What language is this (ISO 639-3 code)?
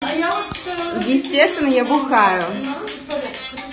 rus